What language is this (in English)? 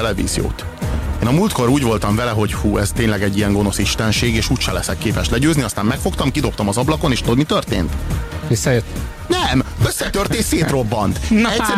Hungarian